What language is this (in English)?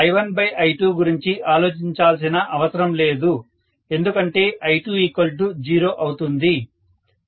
Telugu